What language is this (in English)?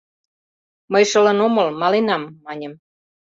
Mari